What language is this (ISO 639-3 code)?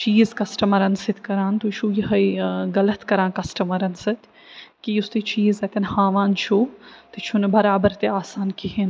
kas